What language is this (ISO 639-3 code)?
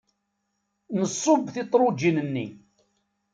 kab